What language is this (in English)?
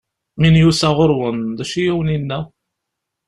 Kabyle